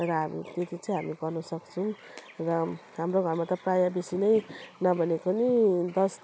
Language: Nepali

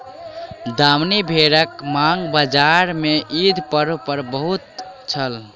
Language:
Maithili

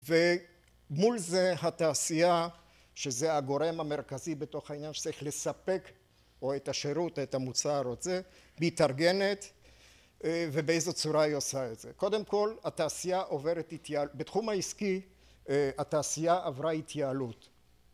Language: Hebrew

